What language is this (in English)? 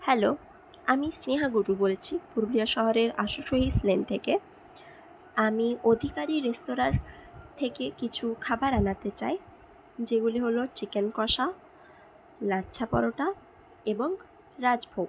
Bangla